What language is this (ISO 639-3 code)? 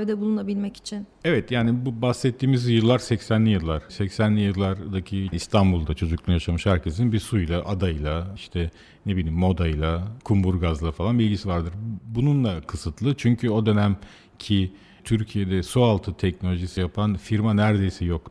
tur